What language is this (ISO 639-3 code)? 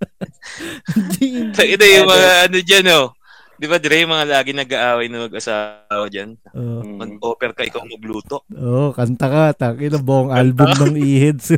fil